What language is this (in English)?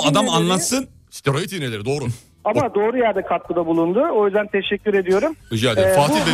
Turkish